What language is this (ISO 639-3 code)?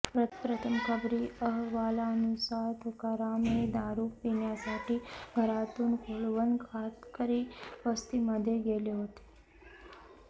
mar